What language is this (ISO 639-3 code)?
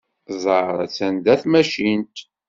kab